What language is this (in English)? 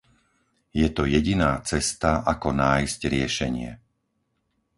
Slovak